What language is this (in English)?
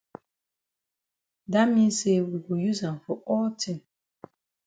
Cameroon Pidgin